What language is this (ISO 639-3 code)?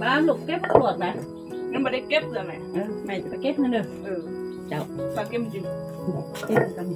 tha